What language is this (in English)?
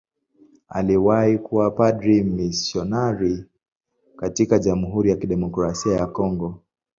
Swahili